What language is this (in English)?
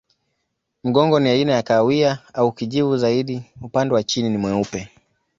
Swahili